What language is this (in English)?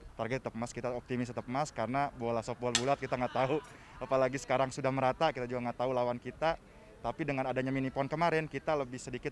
Indonesian